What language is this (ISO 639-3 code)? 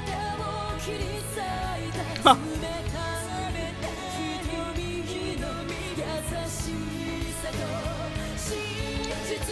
kor